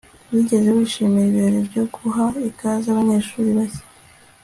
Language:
Kinyarwanda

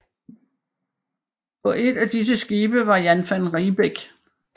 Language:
Danish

